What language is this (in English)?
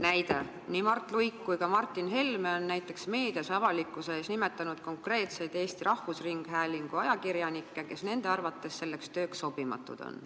Estonian